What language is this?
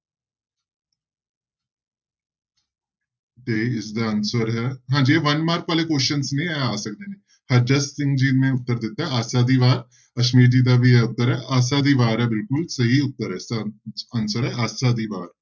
Punjabi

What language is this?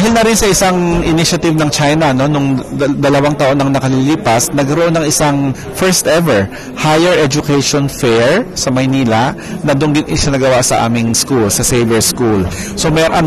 Filipino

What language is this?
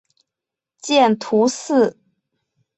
Chinese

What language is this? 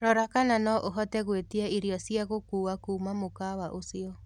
Kikuyu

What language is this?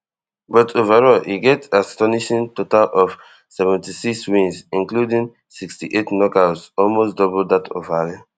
Nigerian Pidgin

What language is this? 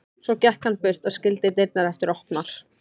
Icelandic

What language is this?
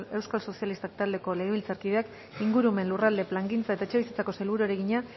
Basque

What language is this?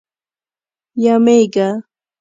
Pashto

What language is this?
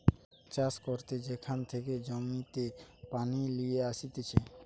Bangla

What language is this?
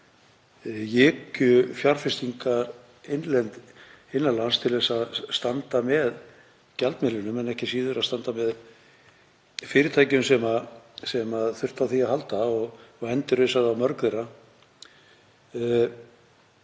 Icelandic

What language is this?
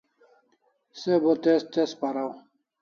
Kalasha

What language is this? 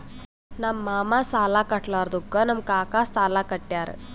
Kannada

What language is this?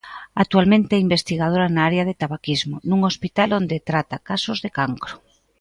Galician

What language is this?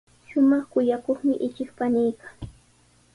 Sihuas Ancash Quechua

